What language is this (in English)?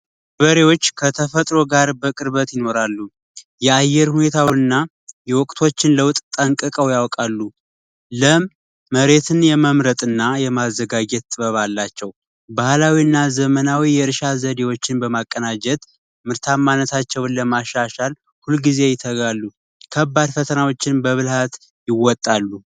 Amharic